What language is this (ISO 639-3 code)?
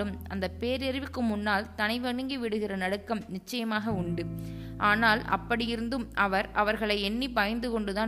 tam